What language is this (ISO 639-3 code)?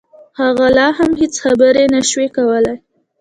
pus